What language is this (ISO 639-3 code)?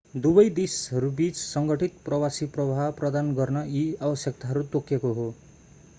nep